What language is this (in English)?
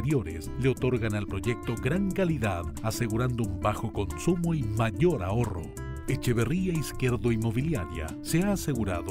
Spanish